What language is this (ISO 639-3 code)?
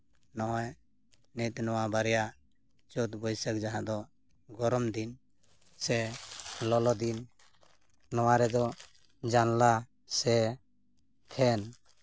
sat